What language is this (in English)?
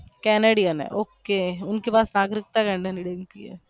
Gujarati